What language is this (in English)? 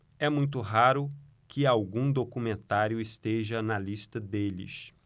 Portuguese